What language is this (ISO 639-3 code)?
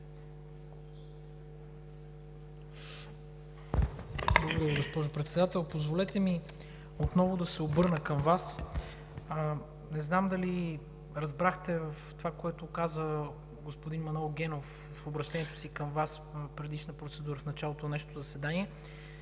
bul